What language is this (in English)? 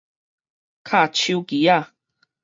Min Nan Chinese